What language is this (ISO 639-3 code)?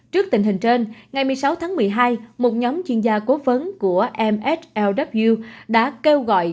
vie